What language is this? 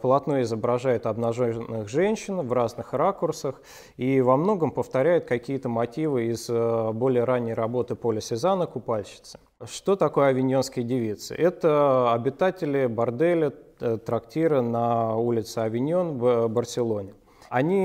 Russian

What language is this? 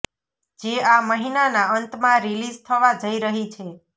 Gujarati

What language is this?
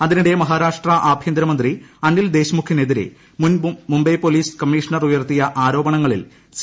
Malayalam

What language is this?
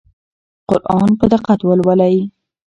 Pashto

